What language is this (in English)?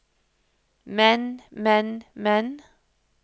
Norwegian